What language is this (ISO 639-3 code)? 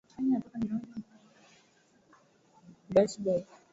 swa